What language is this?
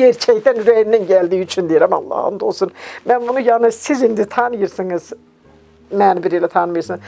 Turkish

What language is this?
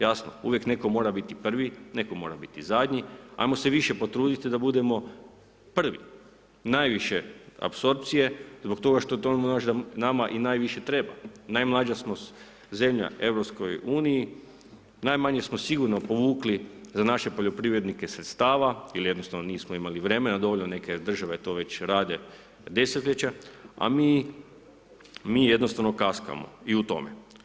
Croatian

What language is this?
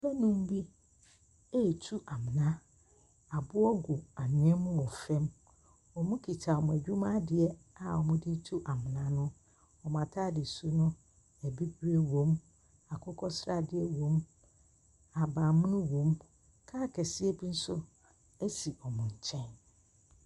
Akan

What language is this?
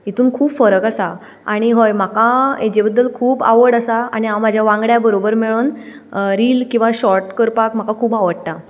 Konkani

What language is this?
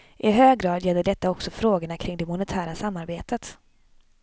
Swedish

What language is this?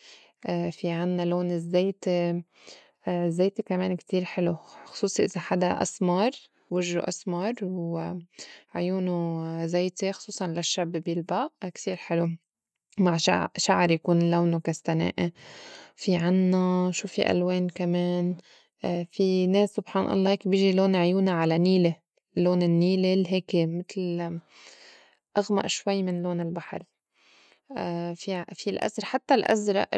North Levantine Arabic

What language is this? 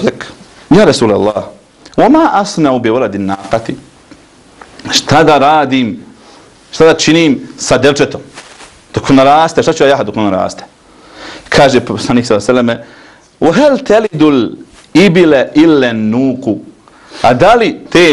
Arabic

